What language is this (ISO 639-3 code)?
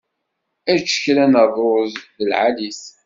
kab